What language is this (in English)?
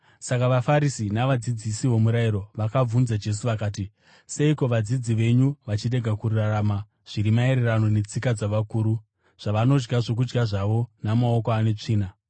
Shona